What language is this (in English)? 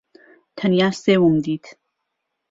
Central Kurdish